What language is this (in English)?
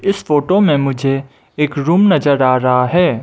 Hindi